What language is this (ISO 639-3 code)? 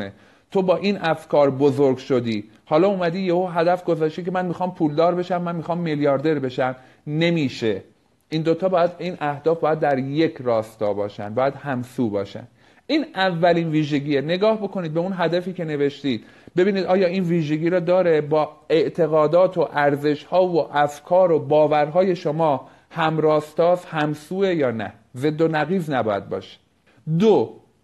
fas